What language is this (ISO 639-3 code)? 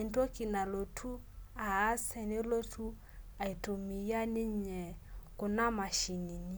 mas